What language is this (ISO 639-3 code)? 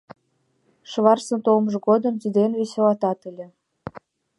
chm